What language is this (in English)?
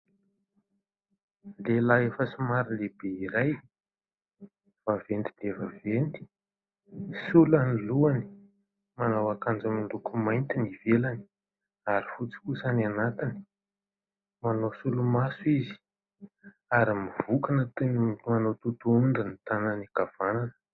Malagasy